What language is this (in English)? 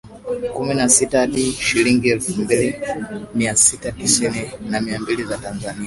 Swahili